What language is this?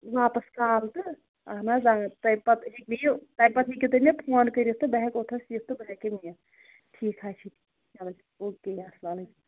Kashmiri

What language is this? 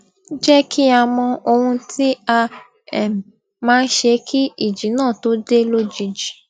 Yoruba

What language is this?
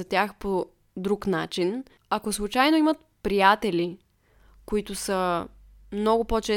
Bulgarian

